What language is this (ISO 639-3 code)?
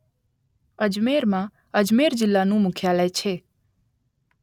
guj